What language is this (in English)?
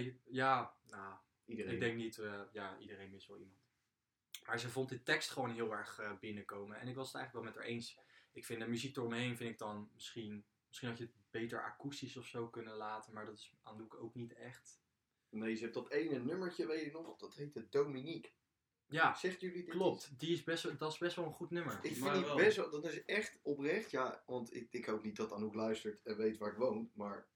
Dutch